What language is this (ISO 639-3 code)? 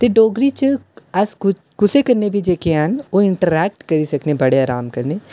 doi